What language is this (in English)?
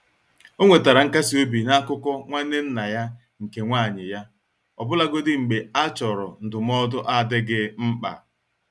Igbo